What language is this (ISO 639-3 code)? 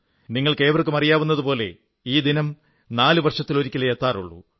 mal